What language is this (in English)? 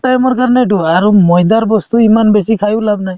Assamese